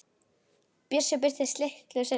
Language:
Icelandic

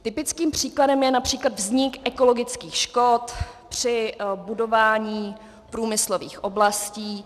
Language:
Czech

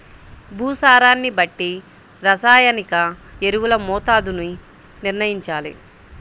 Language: Telugu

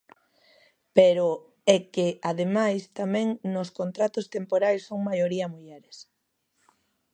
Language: Galician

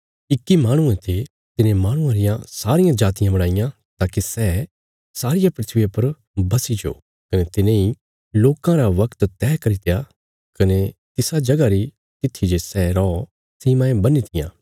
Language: Bilaspuri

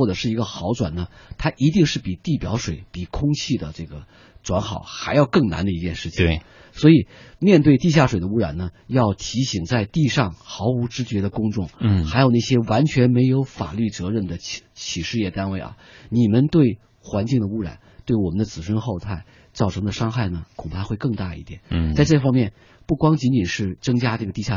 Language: Chinese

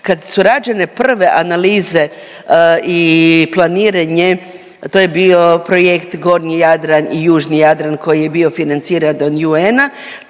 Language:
Croatian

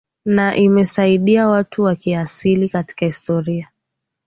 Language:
Swahili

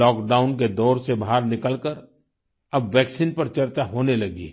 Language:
Hindi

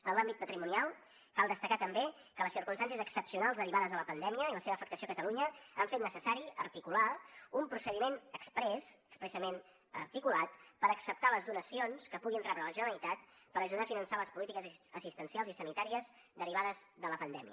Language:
Catalan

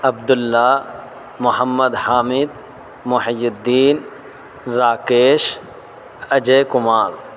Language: Urdu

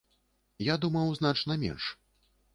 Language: Belarusian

